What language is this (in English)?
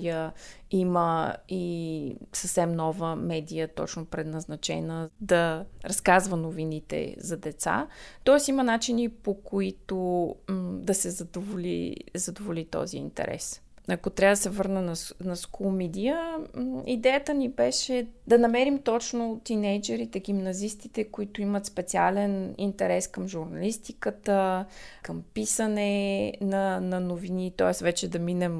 Bulgarian